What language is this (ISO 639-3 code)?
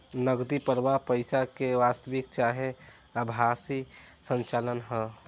bho